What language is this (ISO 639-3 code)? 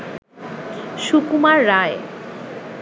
ben